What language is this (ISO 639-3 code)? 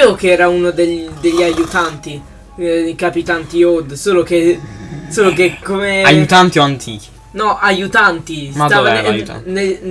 ita